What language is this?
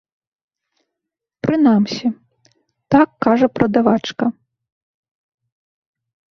Belarusian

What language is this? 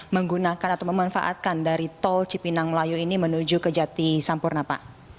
Indonesian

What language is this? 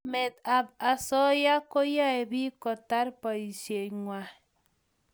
Kalenjin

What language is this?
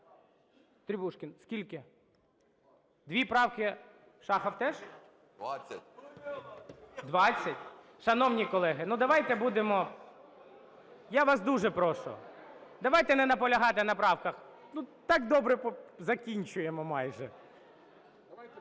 Ukrainian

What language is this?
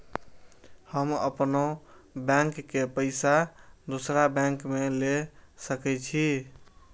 Maithili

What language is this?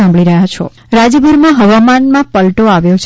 Gujarati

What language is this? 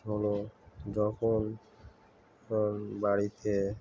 Bangla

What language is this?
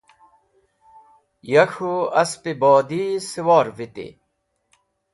Wakhi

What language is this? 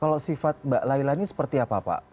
Indonesian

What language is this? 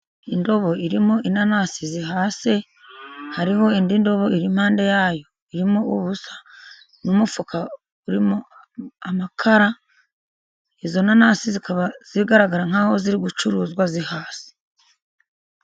Kinyarwanda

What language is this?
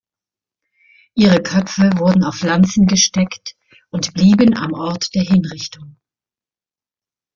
German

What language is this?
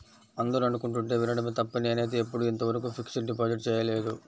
Telugu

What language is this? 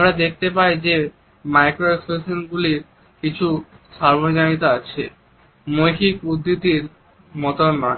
Bangla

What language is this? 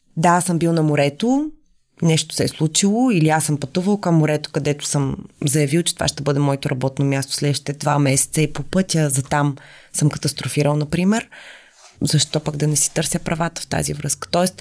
Bulgarian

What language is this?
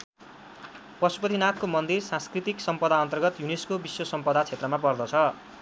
Nepali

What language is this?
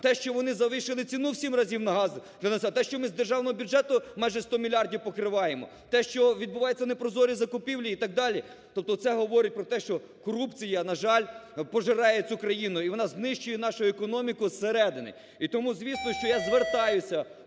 Ukrainian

